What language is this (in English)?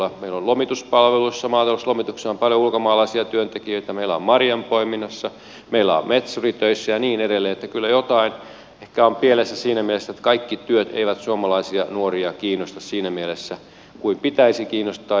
Finnish